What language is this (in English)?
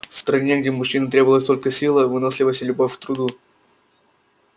Russian